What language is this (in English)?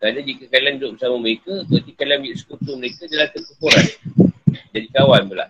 Malay